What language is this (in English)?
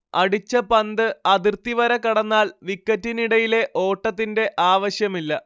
Malayalam